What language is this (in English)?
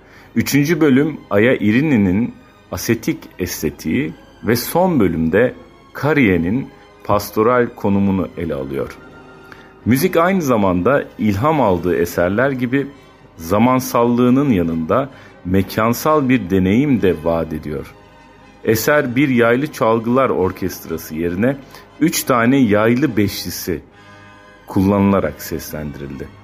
Turkish